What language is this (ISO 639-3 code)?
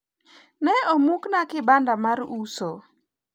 luo